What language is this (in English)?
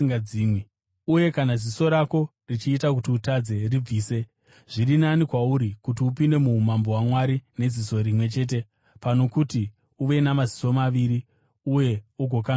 Shona